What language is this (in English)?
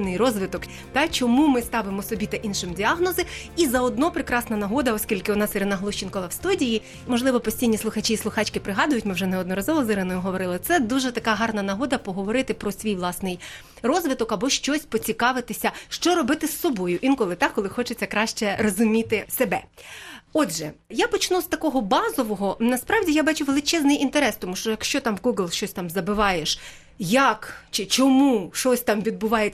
Ukrainian